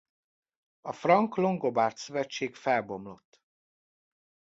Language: Hungarian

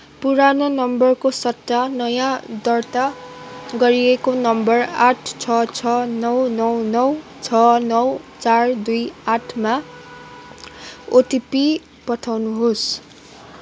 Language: Nepali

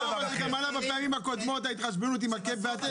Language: Hebrew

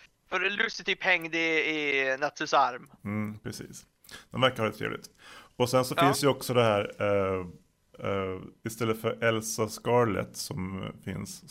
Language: Swedish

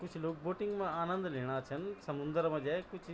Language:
Garhwali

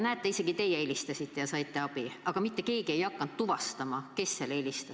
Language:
Estonian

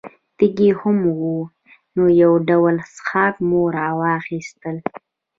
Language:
Pashto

